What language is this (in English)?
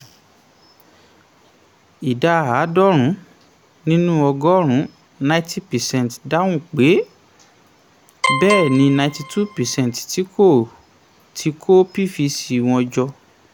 Yoruba